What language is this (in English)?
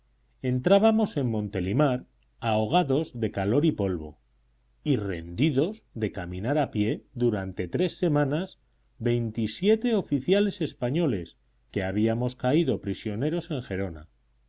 Spanish